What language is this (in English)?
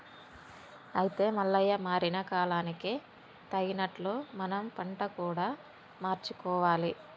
Telugu